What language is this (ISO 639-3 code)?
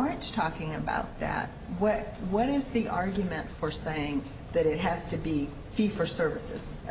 eng